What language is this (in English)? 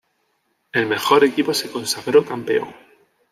Spanish